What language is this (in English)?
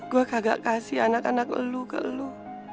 Indonesian